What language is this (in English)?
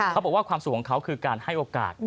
Thai